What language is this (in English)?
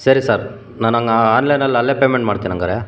Kannada